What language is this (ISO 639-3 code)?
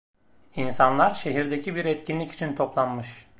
tur